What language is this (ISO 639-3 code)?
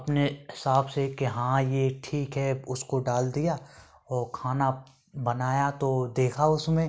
hin